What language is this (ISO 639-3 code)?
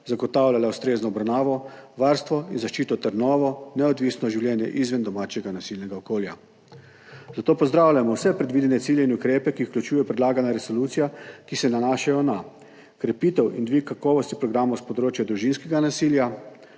slv